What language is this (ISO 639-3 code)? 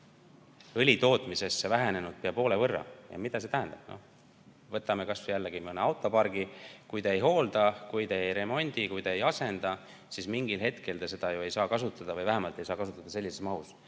est